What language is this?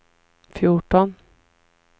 Swedish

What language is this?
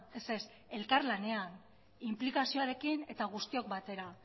Basque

